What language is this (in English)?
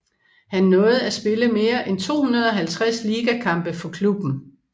Danish